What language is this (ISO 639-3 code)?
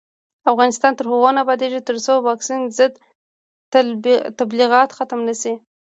pus